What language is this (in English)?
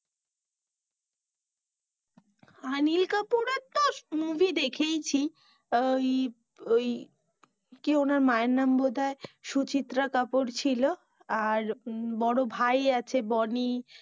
Bangla